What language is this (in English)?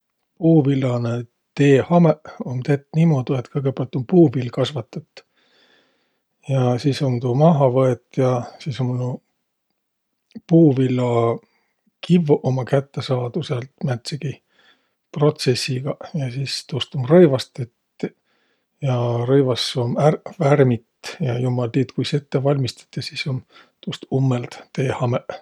Võro